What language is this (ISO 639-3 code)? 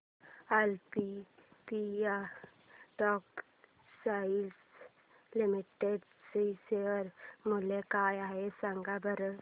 mar